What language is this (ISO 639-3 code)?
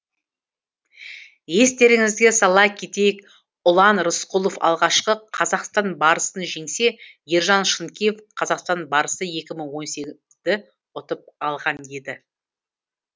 kaz